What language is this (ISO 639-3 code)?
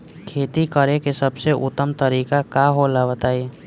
bho